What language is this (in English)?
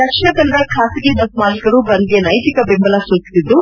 Kannada